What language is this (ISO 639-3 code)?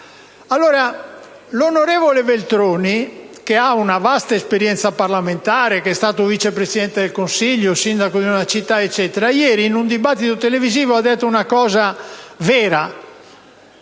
ita